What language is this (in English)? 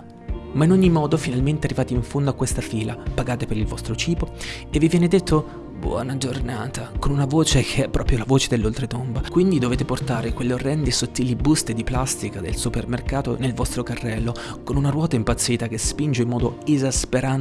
Italian